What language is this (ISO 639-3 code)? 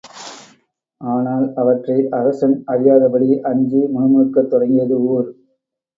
tam